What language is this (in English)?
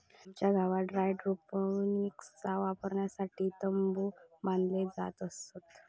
Marathi